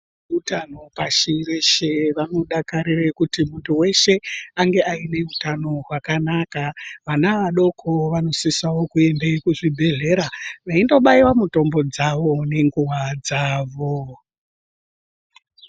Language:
Ndau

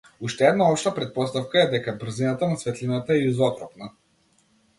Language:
Macedonian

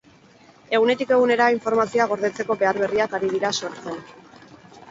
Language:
Basque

